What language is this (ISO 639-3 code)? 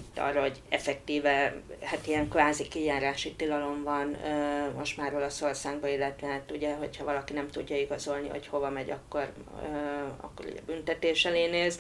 hun